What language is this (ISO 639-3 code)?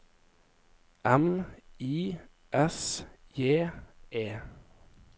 nor